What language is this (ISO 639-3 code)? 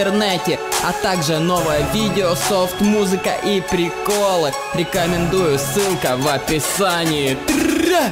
rus